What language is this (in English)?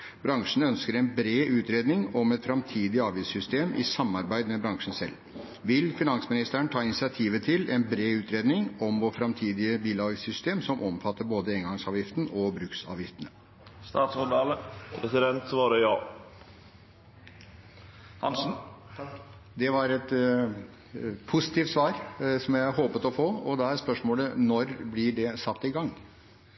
Norwegian